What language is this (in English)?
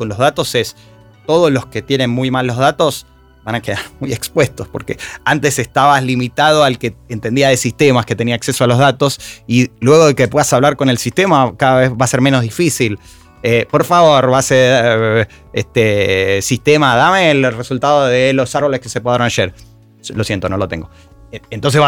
Spanish